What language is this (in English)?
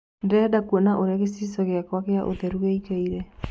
Kikuyu